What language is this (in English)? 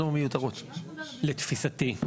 Hebrew